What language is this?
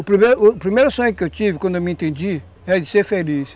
Portuguese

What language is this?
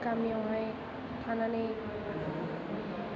Bodo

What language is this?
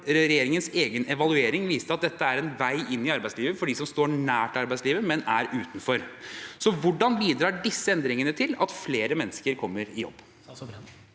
Norwegian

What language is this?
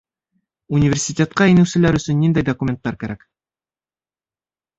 Bashkir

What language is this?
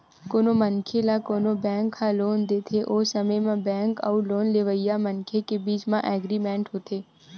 Chhattisgarhi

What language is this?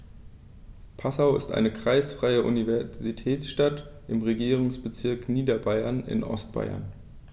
German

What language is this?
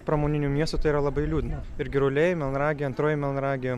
Lithuanian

